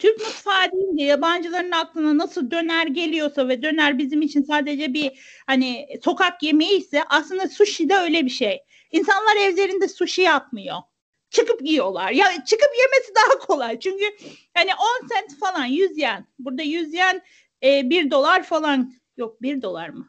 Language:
Turkish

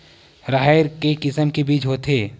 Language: Chhattisgarhi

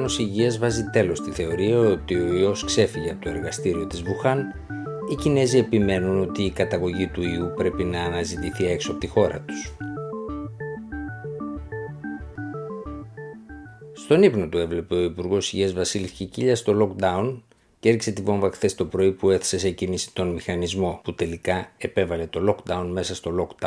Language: Greek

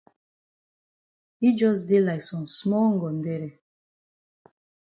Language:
Cameroon Pidgin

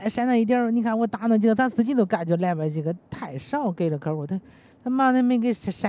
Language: Chinese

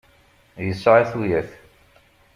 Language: Kabyle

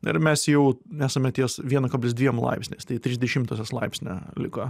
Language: Lithuanian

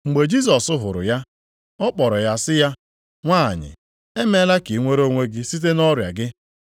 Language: Igbo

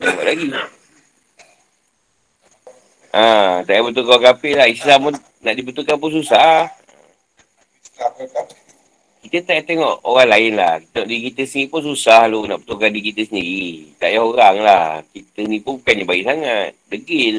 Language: Malay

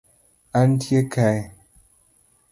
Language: Luo (Kenya and Tanzania)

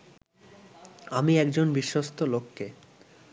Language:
Bangla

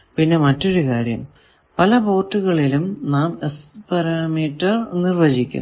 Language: Malayalam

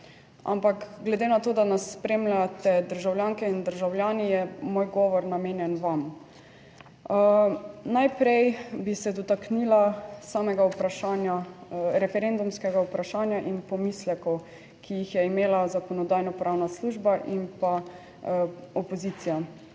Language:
Slovenian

